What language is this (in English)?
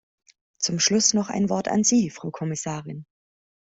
German